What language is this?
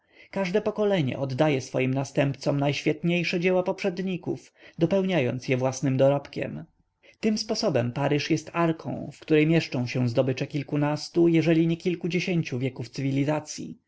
Polish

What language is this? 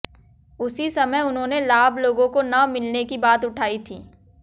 Hindi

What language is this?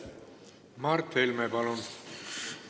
Estonian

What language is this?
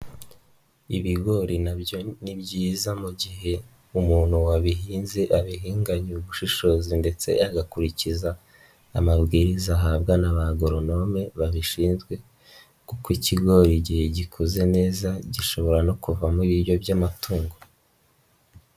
Kinyarwanda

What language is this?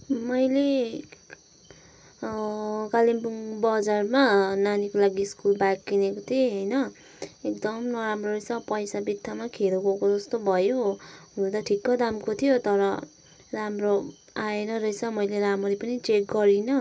Nepali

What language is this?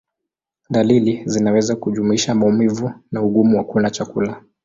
Swahili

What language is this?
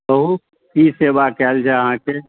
Maithili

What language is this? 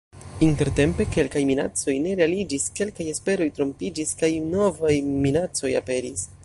Esperanto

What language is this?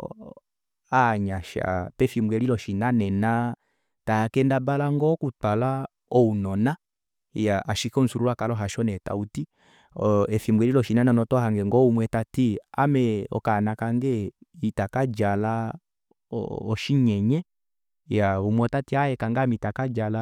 Kuanyama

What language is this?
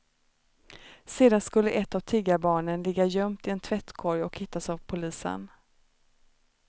Swedish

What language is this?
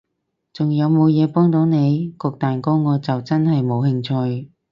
Cantonese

